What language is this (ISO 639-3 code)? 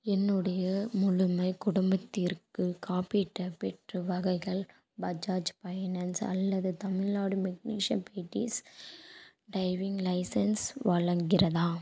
tam